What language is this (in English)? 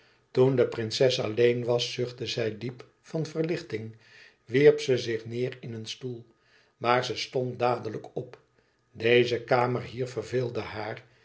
Dutch